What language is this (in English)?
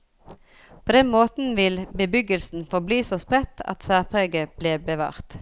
Norwegian